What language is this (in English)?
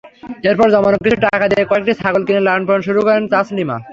Bangla